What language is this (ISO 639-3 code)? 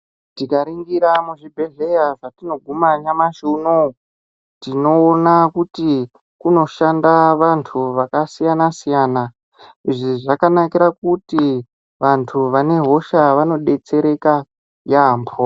ndc